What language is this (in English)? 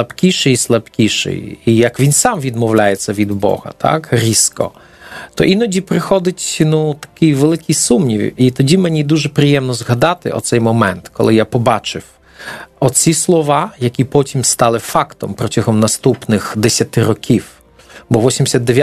Ukrainian